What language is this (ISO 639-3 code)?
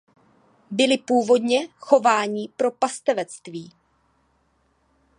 ces